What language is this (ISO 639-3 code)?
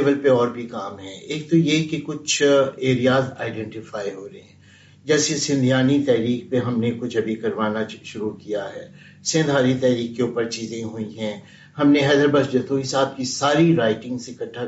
urd